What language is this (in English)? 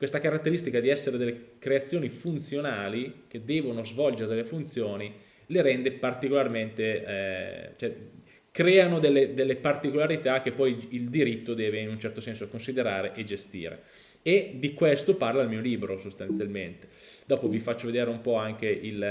Italian